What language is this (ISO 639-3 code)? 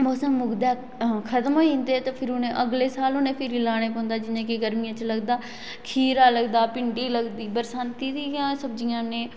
doi